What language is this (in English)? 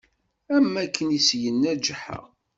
Kabyle